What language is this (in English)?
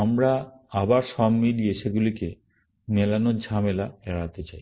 Bangla